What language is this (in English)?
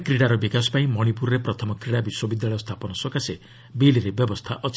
Odia